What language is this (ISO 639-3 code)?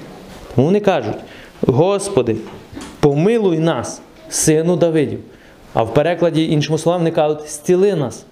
ukr